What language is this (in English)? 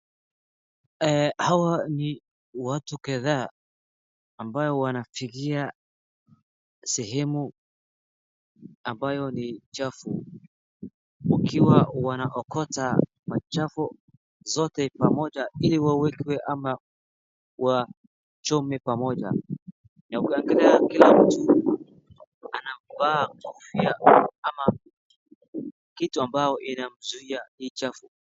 Swahili